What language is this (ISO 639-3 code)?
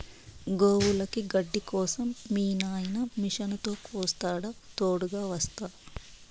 tel